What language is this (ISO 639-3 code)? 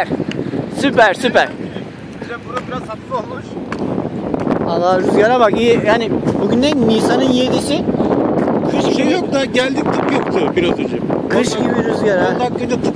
tur